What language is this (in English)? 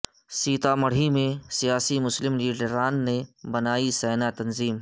Urdu